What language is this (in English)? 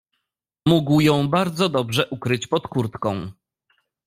Polish